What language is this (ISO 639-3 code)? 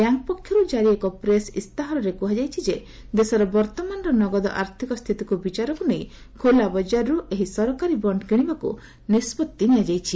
ori